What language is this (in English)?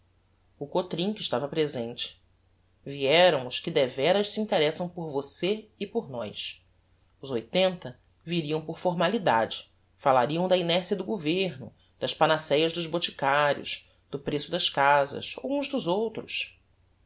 Portuguese